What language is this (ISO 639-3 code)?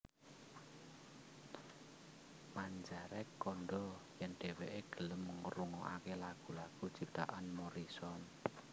jav